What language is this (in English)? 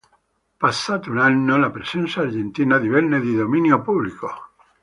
Italian